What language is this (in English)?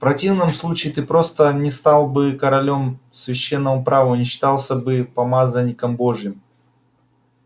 Russian